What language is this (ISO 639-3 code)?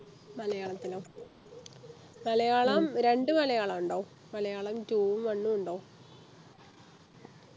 mal